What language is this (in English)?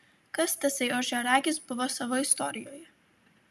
Lithuanian